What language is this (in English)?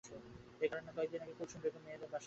Bangla